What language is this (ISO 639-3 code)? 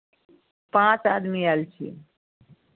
mai